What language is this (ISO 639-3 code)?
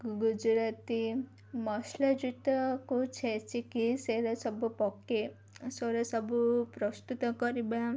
ori